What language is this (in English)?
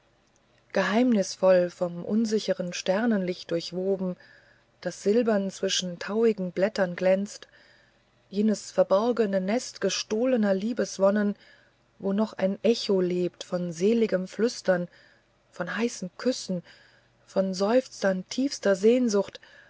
German